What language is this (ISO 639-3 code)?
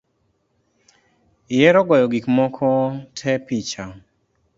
luo